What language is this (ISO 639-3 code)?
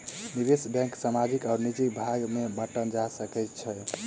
mai